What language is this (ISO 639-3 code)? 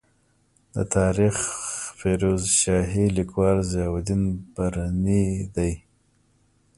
pus